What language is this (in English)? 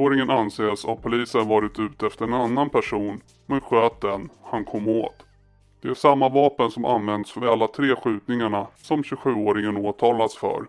Swedish